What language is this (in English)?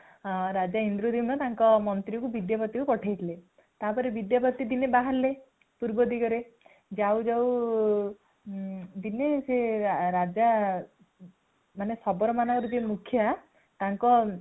Odia